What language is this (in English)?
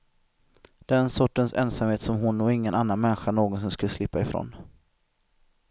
Swedish